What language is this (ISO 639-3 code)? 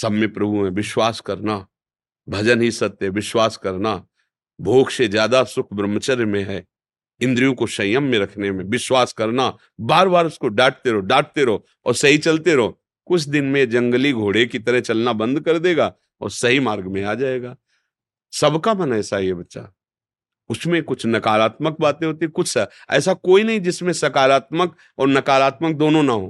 hin